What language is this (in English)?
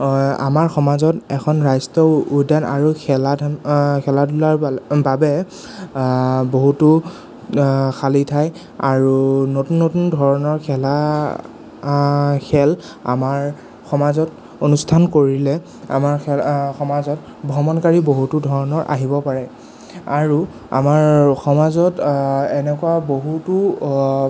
Assamese